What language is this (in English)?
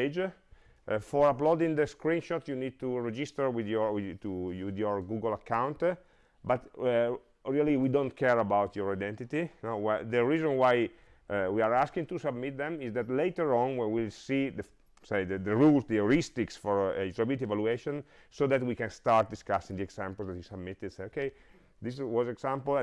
English